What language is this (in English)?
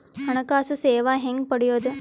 Kannada